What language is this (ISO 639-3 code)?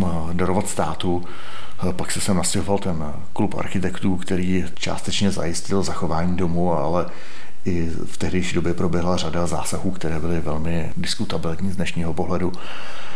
ces